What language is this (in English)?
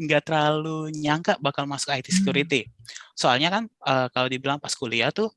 Indonesian